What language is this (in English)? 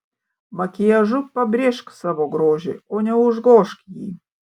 Lithuanian